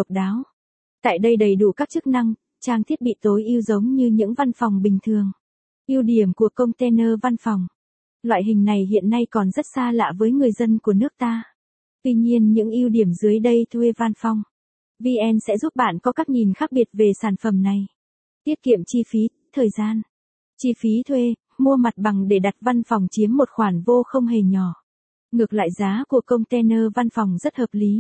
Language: Vietnamese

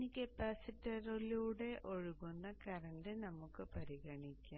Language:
Malayalam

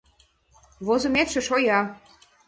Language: Mari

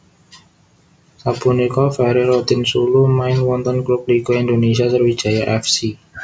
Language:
Javanese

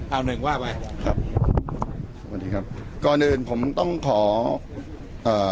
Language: Thai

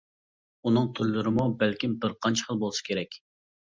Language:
Uyghur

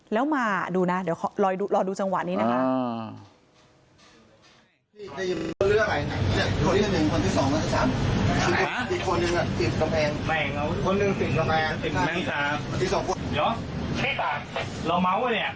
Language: Thai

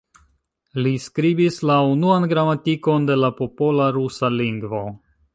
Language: Esperanto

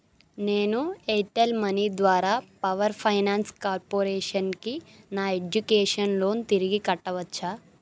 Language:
Telugu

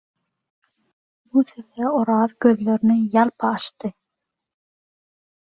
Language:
Turkmen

